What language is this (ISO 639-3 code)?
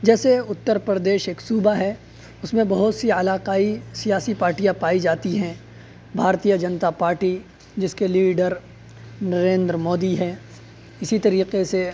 urd